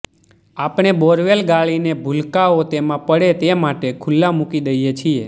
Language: Gujarati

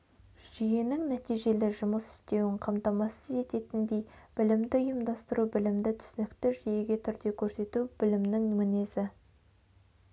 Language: Kazakh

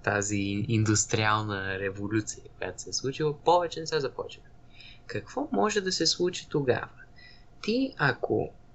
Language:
Bulgarian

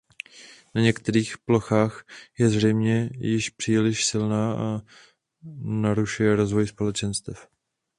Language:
Czech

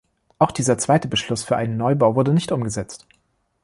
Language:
German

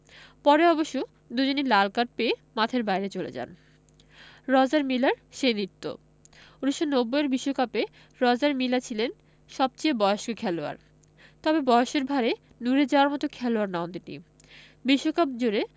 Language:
Bangla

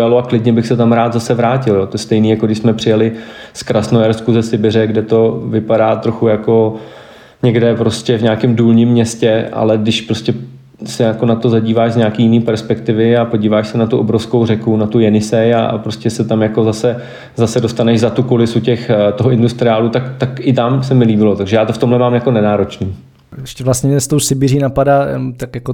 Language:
Czech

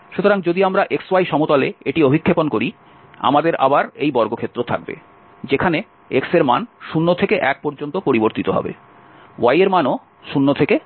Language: Bangla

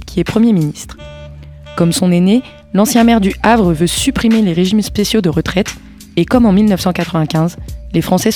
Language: French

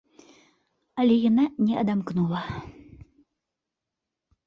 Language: Belarusian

